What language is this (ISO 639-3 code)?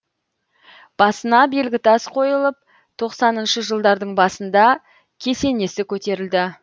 kaz